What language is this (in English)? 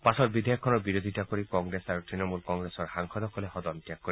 Assamese